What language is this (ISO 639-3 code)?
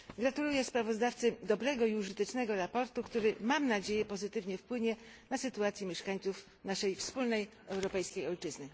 pol